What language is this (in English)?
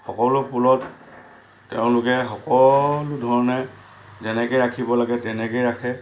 Assamese